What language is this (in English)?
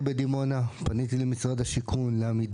Hebrew